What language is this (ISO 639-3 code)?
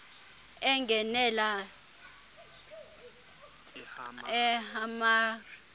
xho